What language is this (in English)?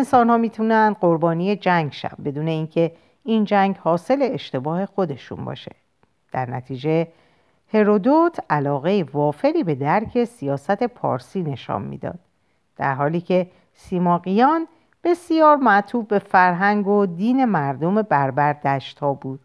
Persian